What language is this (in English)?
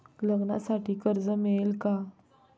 Marathi